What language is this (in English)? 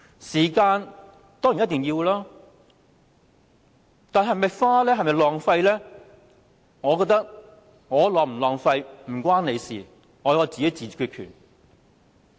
Cantonese